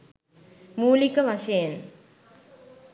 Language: Sinhala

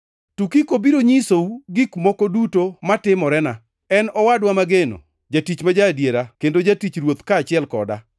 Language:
Luo (Kenya and Tanzania)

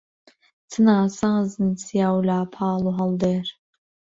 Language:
Central Kurdish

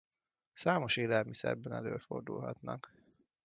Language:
Hungarian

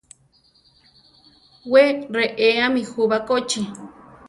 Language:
Central Tarahumara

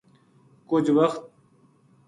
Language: Gujari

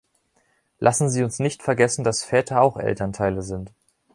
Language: German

